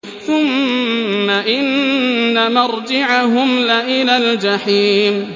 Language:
Arabic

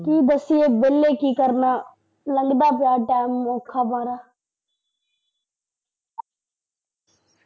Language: Punjabi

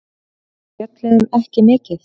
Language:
Icelandic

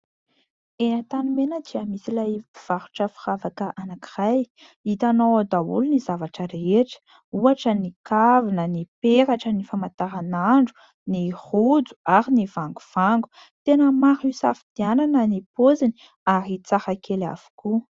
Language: Malagasy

